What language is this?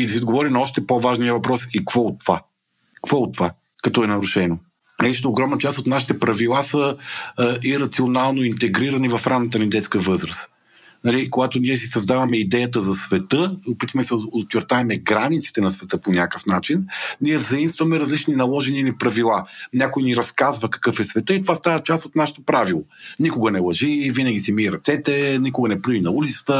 Bulgarian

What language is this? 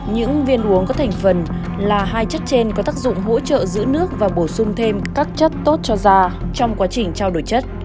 Vietnamese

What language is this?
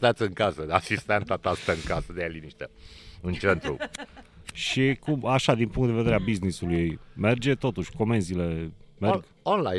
Romanian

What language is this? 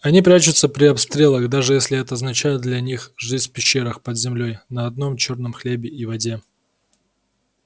Russian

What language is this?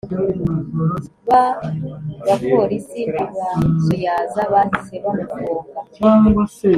Kinyarwanda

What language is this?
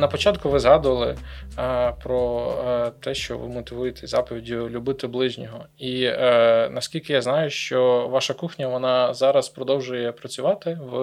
Ukrainian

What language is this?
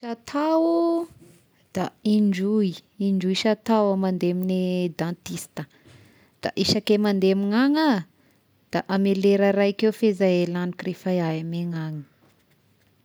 Tesaka Malagasy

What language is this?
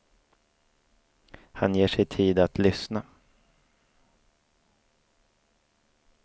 Swedish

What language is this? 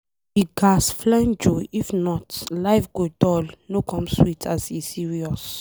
Nigerian Pidgin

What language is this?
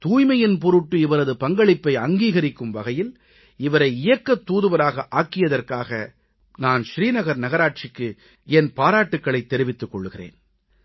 Tamil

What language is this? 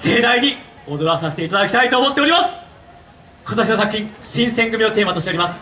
Japanese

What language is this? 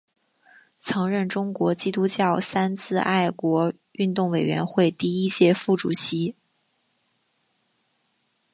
Chinese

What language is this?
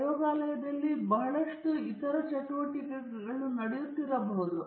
Kannada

